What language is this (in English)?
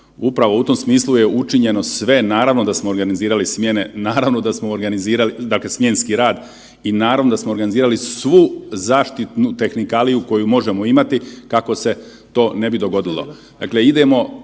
Croatian